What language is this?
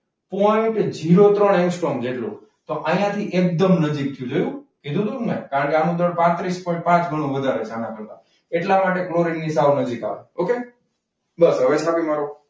Gujarati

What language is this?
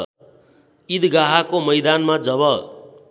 Nepali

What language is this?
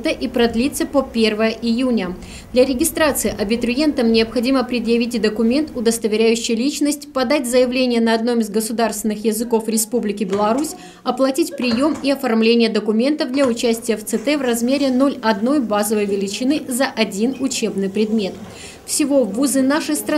Russian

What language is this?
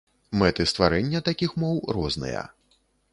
Belarusian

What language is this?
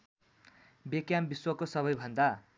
Nepali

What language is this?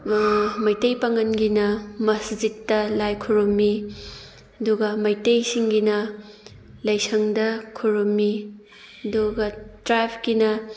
Manipuri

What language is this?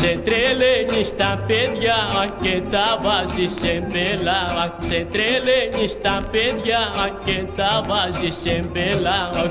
Greek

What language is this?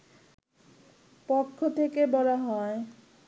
Bangla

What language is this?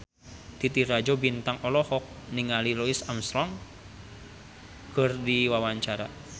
Sundanese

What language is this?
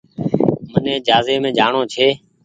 Goaria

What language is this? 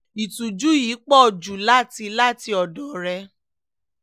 Yoruba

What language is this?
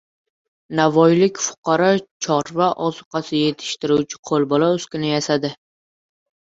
Uzbek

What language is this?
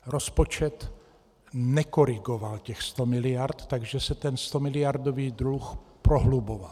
Czech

